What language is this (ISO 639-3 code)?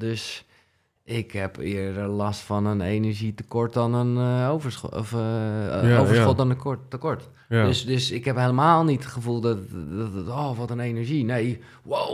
nld